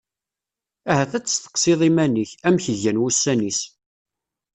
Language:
Kabyle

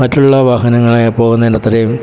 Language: Malayalam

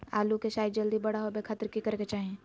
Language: Magahi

